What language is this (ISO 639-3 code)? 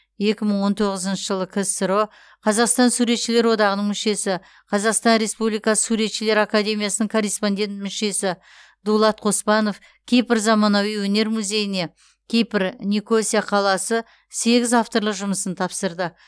kaz